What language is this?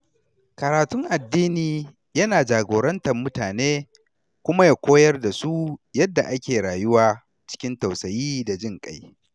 Hausa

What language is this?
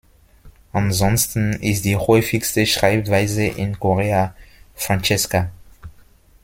German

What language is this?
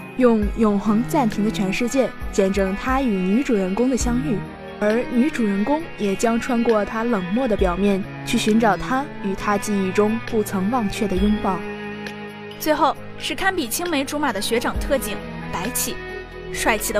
Chinese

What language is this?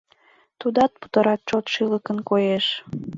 Mari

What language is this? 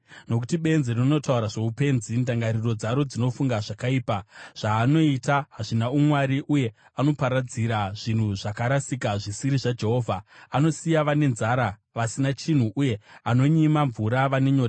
Shona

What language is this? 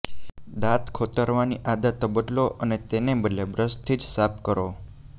Gujarati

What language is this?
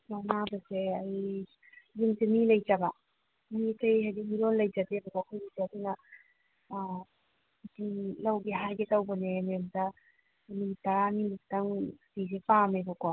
Manipuri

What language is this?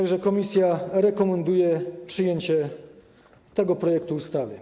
Polish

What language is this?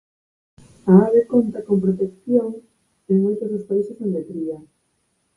Galician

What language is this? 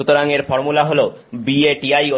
Bangla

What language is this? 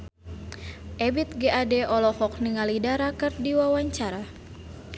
Sundanese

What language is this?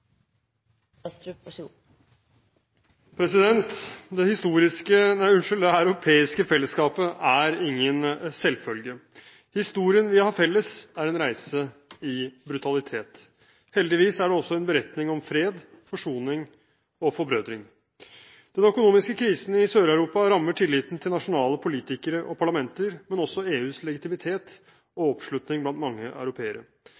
Norwegian Bokmål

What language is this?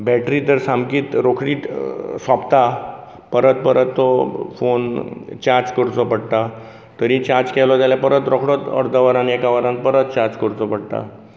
Konkani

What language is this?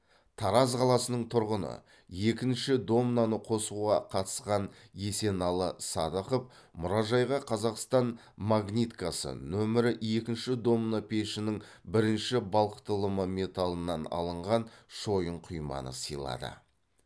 Kazakh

